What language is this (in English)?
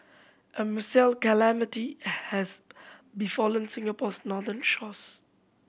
English